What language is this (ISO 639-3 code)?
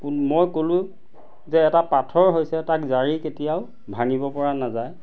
asm